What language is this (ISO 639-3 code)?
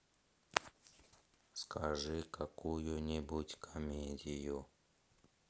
rus